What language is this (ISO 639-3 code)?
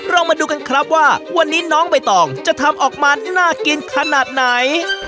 tha